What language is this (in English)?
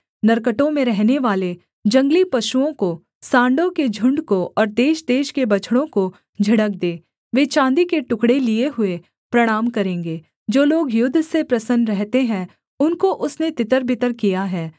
Hindi